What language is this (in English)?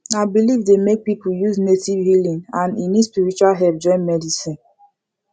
Nigerian Pidgin